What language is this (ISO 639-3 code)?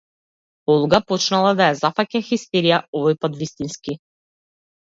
mkd